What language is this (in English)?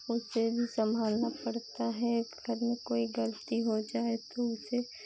Hindi